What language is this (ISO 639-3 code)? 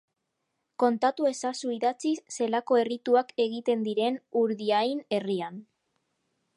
eus